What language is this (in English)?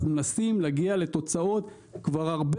Hebrew